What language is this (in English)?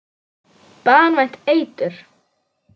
Icelandic